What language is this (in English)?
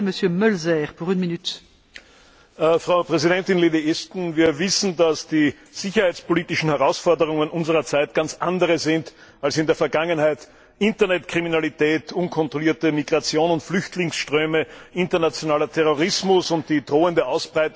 German